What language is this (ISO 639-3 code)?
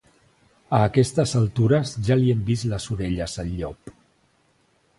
cat